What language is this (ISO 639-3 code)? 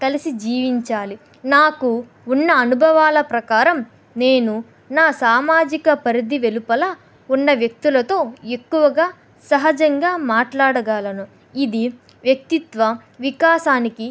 tel